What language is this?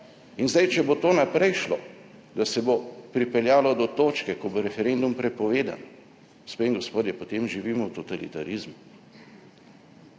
Slovenian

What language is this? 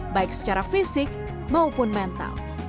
Indonesian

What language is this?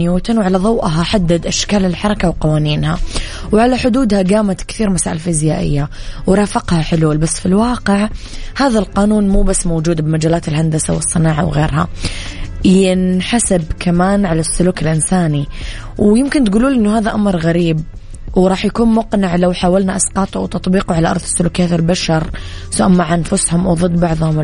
Arabic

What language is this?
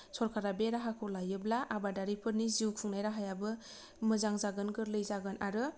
Bodo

